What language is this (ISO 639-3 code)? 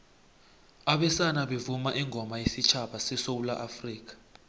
nbl